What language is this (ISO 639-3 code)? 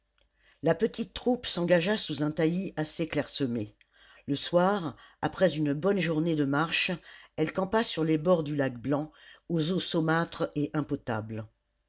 fra